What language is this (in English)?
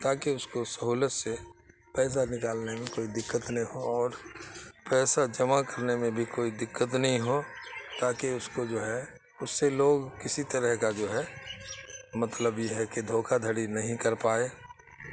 Urdu